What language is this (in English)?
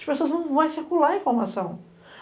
Portuguese